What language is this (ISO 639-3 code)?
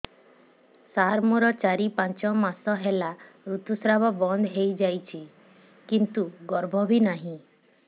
ori